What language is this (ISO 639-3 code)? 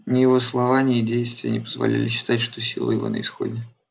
rus